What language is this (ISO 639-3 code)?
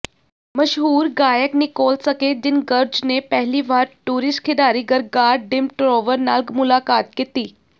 pan